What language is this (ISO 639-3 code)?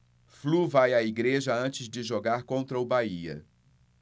por